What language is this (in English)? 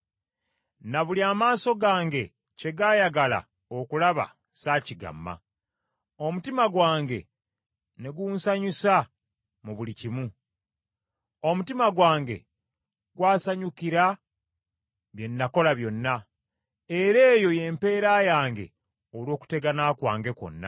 Ganda